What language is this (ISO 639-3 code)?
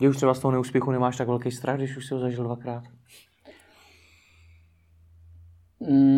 ces